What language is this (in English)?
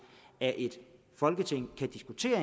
Danish